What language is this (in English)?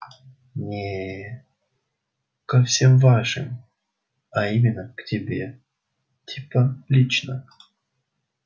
Russian